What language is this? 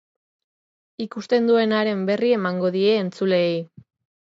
Basque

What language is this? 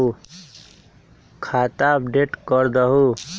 Magahi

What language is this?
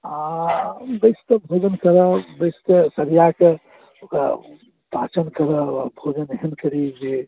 Maithili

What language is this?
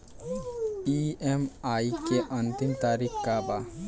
Bhojpuri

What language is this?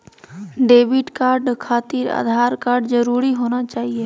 Magahi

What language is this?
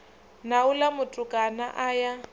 Venda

